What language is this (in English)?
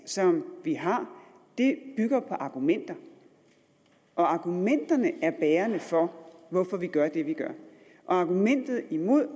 Danish